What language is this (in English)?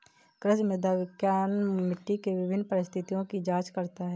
Hindi